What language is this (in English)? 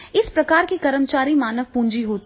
Hindi